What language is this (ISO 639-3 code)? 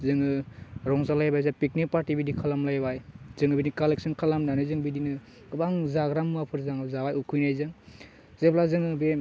brx